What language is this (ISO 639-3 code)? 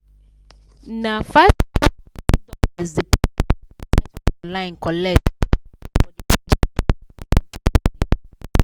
pcm